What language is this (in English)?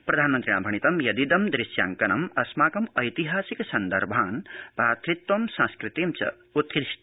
Sanskrit